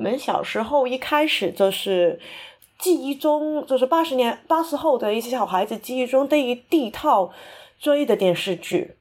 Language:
Chinese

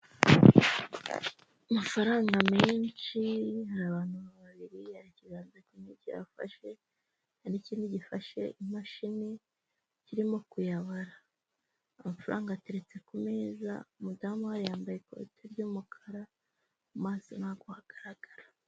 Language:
Kinyarwanda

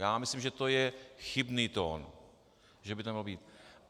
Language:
Czech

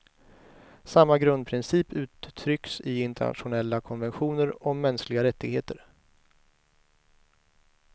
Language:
Swedish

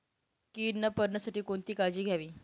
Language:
Marathi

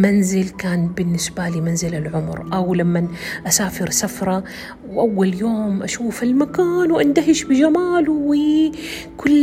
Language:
Arabic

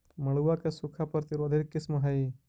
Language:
Magahi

